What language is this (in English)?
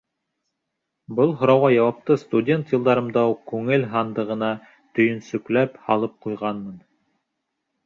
Bashkir